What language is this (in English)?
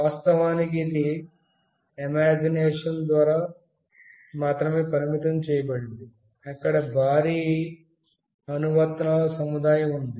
Telugu